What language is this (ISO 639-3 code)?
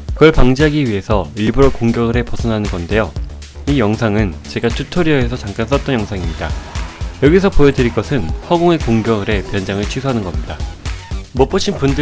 kor